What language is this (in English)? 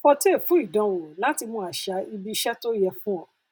Yoruba